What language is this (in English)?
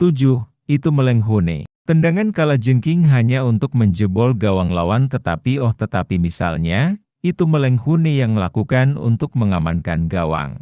Indonesian